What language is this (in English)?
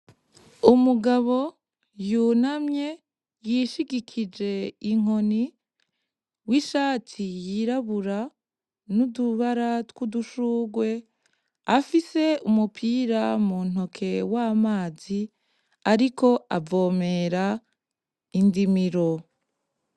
Rundi